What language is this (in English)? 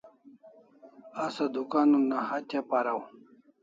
Kalasha